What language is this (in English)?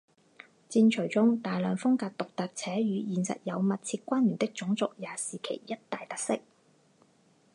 Chinese